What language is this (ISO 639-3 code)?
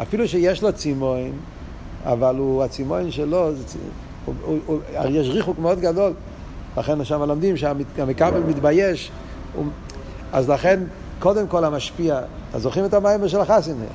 heb